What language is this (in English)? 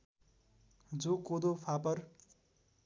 Nepali